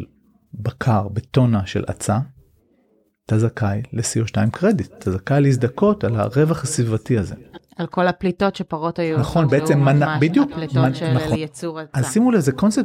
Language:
Hebrew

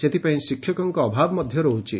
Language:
Odia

